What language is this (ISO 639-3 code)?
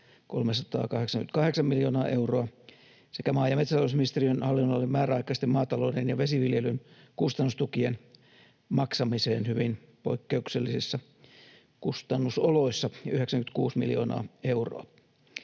fin